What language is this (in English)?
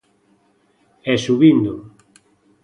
Galician